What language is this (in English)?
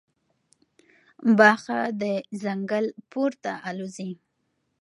Pashto